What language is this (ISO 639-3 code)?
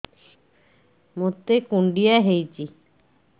ori